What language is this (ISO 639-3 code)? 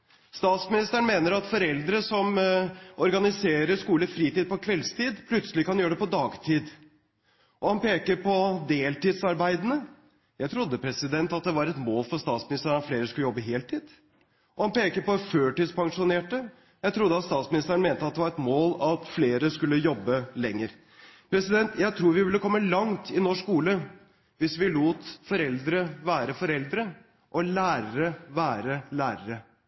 nob